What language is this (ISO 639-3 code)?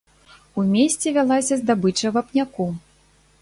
bel